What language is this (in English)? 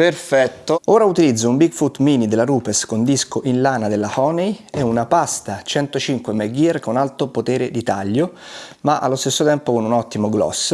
Italian